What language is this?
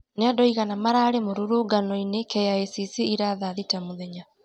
Kikuyu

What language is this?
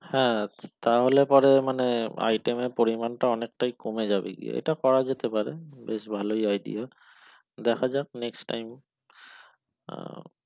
Bangla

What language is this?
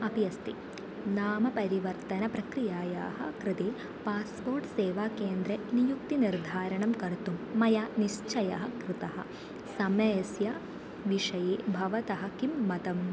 Sanskrit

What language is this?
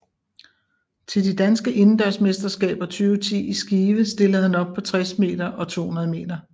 Danish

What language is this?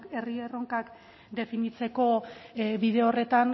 Basque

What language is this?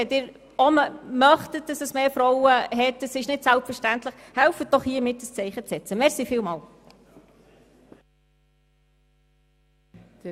Swiss German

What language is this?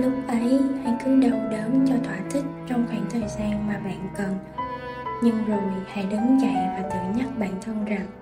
Vietnamese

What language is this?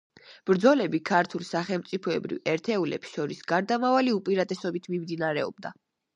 Georgian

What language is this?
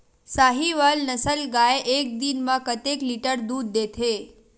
Chhattisgarhi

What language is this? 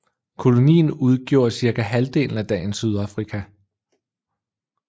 Danish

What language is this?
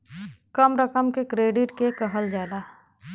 Bhojpuri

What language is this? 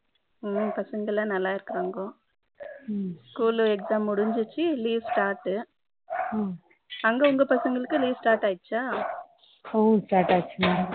Tamil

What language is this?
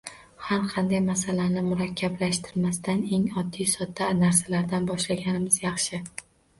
Uzbek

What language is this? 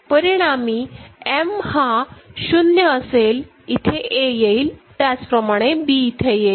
Marathi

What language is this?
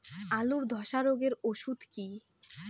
Bangla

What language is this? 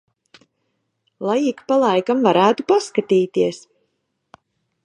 Latvian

